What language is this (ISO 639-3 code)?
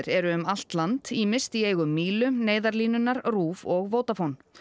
isl